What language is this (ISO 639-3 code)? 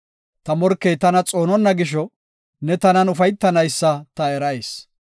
gof